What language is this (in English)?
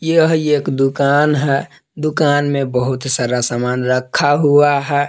Hindi